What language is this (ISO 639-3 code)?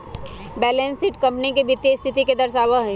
mag